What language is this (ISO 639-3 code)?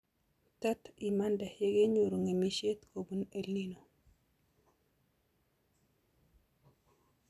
kln